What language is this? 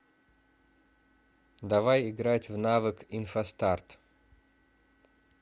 Russian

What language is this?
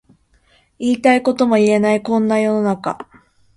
Japanese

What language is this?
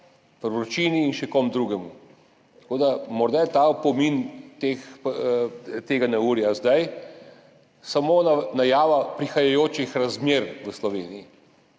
Slovenian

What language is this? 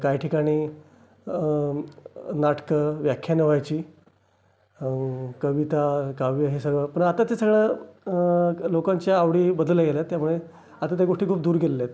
Marathi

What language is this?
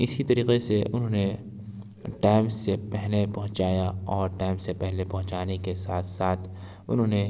Urdu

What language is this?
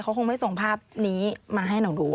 Thai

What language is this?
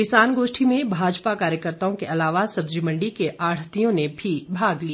Hindi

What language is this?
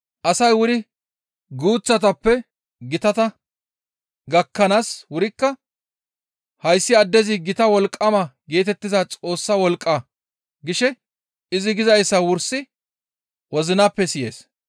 Gamo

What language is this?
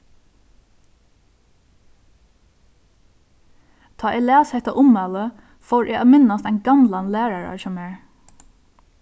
Faroese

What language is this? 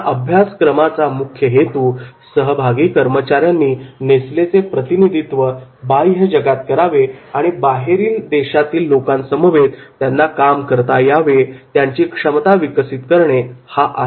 Marathi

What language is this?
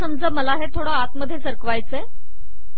Marathi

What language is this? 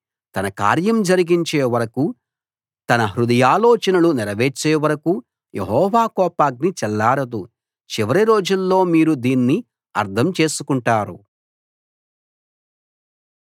Telugu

